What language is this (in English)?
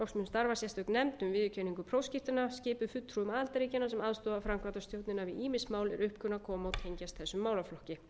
Icelandic